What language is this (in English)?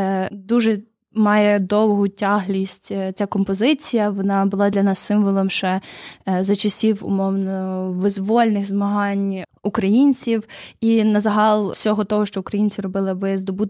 Ukrainian